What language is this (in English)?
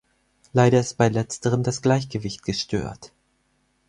German